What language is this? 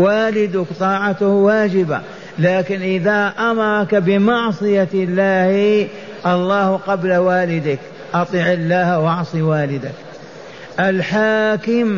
Arabic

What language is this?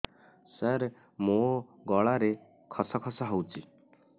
Odia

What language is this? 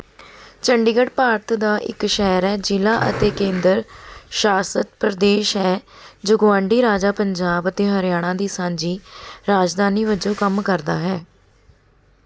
Punjabi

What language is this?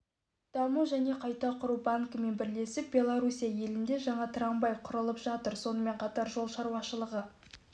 Kazakh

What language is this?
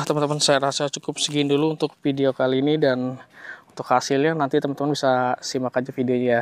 Indonesian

